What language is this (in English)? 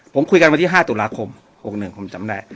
Thai